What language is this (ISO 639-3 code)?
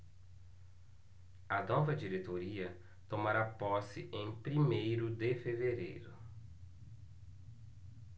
por